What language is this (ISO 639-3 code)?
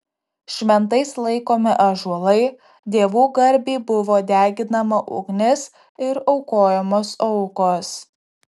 lit